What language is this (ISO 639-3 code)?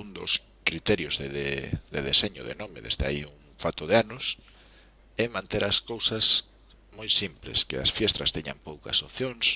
spa